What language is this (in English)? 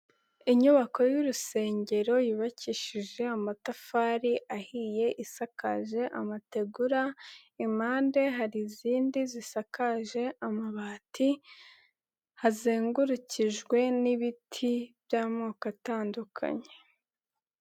Kinyarwanda